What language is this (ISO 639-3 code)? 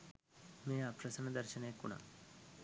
sin